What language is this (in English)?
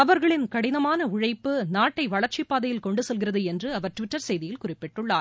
Tamil